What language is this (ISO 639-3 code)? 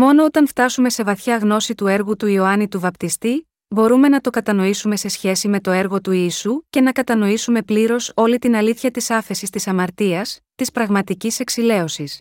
ell